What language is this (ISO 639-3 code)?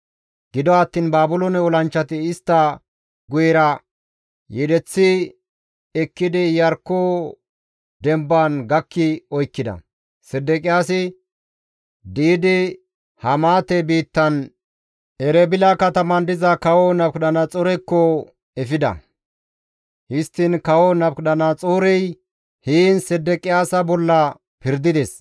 gmv